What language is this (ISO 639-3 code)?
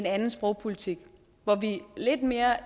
dan